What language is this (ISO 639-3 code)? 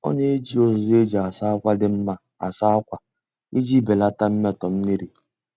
ibo